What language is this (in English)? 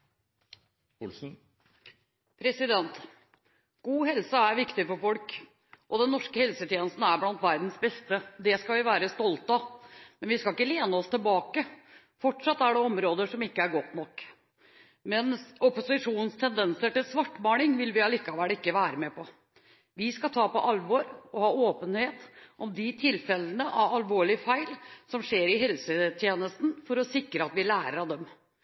Norwegian